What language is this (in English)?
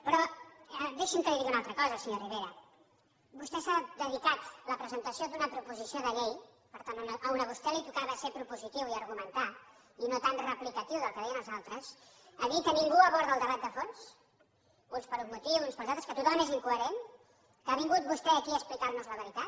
Catalan